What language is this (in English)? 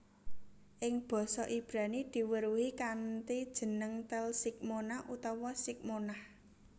Javanese